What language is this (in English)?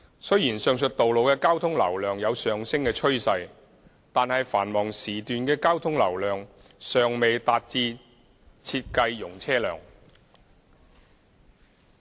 Cantonese